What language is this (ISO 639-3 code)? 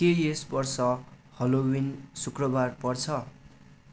nep